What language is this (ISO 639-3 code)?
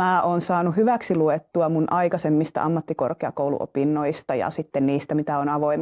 fin